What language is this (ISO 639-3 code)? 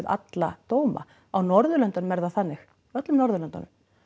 isl